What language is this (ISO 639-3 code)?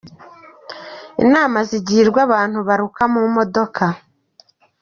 kin